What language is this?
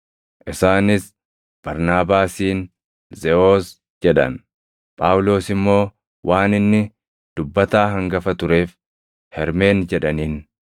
Oromo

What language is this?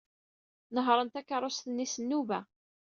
Kabyle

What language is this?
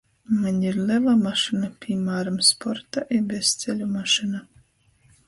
Latgalian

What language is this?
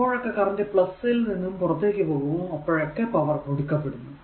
Malayalam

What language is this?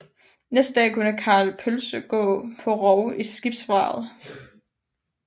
Danish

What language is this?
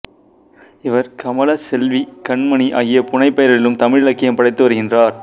Tamil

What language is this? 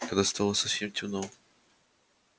Russian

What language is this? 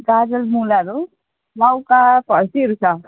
Nepali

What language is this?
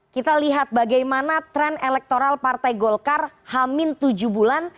Indonesian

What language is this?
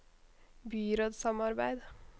Norwegian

